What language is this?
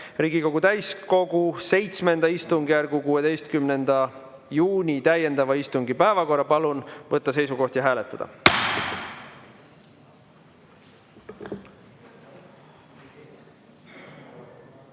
Estonian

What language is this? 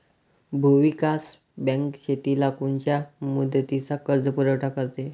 Marathi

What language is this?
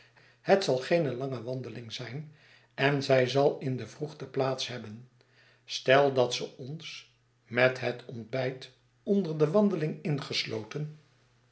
Dutch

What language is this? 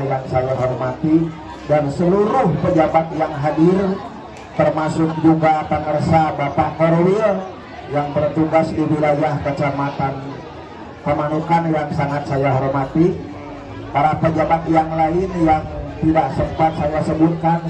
Indonesian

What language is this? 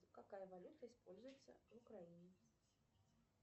Russian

